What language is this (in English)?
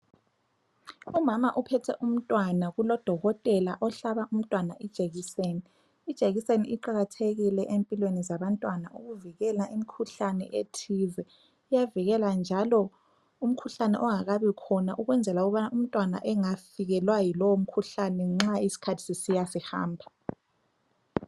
North Ndebele